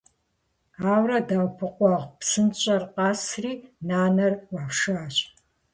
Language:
Kabardian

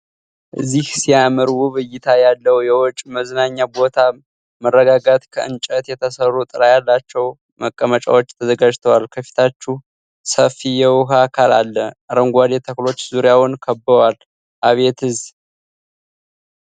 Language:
Amharic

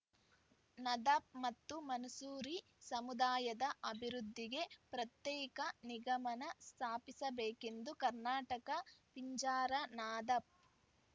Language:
Kannada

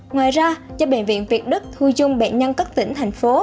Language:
Vietnamese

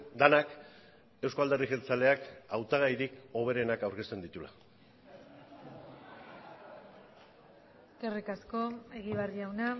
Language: Basque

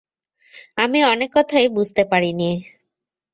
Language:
Bangla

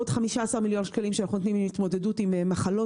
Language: Hebrew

